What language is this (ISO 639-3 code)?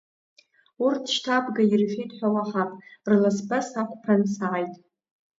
abk